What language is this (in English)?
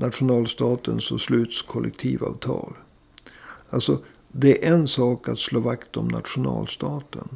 Swedish